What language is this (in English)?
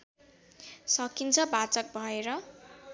Nepali